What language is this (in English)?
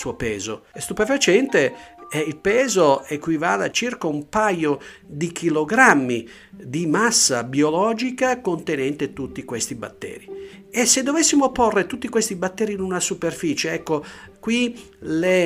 Italian